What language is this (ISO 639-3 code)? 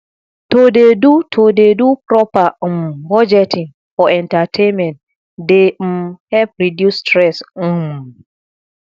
pcm